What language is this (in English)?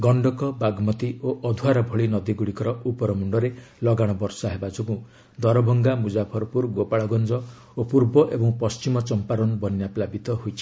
Odia